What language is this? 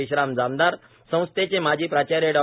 Marathi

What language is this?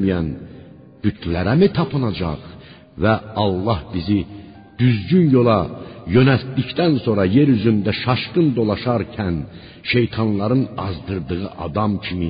Persian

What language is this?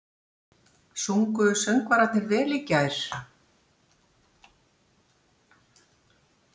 Icelandic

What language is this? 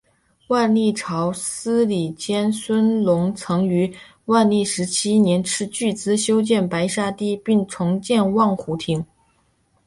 Chinese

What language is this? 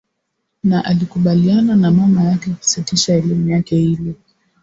Swahili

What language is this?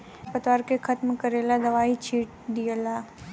Bhojpuri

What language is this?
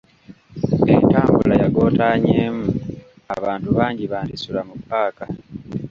Ganda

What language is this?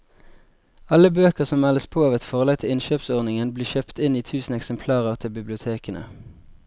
Norwegian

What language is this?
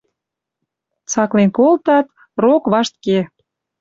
Western Mari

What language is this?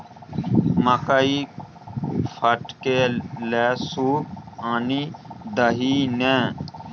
Maithili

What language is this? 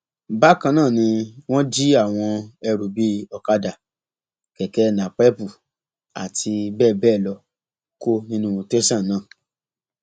Yoruba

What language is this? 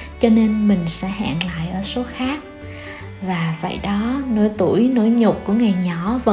Vietnamese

